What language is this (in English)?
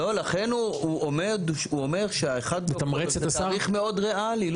Hebrew